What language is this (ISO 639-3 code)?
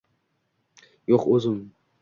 uzb